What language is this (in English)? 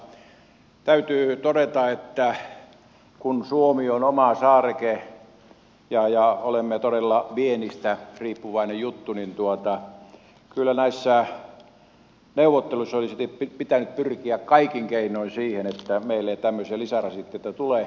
Finnish